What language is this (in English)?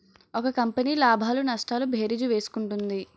Telugu